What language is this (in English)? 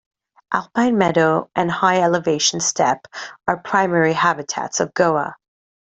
English